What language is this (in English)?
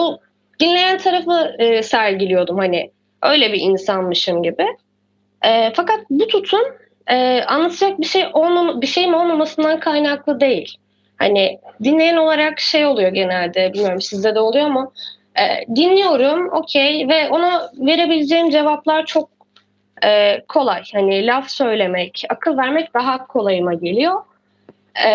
Turkish